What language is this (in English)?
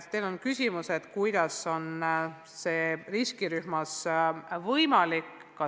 Estonian